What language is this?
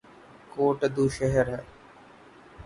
Urdu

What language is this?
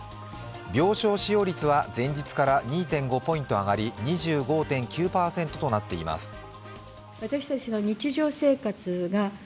Japanese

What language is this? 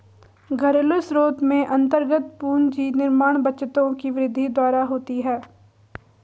Hindi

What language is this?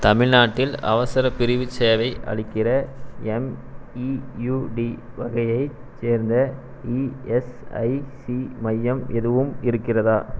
Tamil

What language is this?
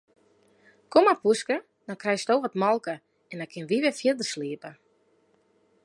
Western Frisian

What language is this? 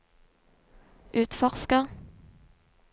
Norwegian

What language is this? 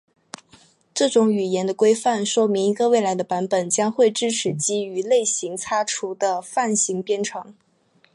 Chinese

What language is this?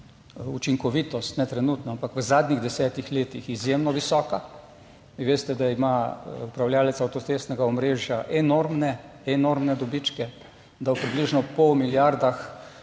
Slovenian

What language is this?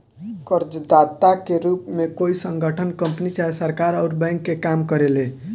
Bhojpuri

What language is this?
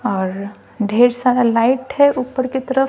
Hindi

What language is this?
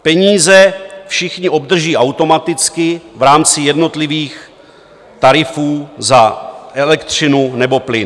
Czech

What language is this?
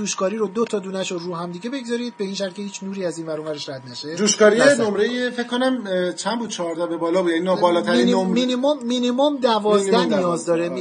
Persian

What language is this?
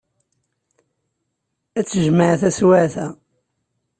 Kabyle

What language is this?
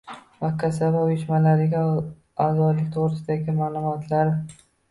Uzbek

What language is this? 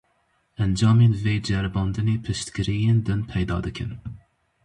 Kurdish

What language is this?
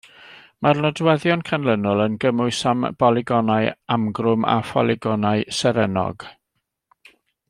Welsh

